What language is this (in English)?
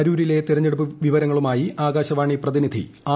Malayalam